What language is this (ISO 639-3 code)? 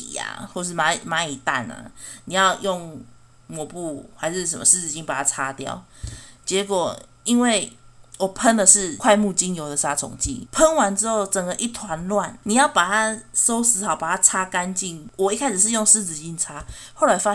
zho